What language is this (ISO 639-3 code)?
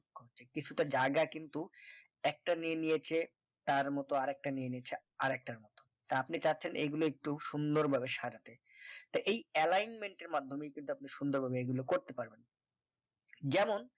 ben